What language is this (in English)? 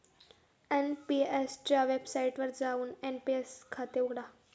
Marathi